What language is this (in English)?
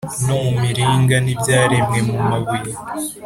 Kinyarwanda